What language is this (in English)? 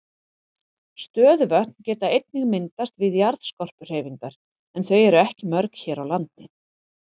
Icelandic